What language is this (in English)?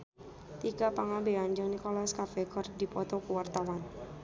Sundanese